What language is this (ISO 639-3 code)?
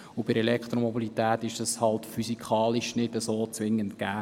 gsw